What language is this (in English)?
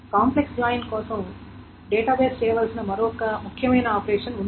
Telugu